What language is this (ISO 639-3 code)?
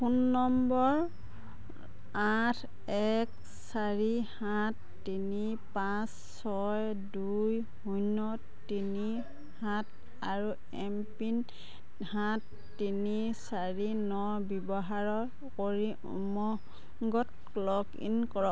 asm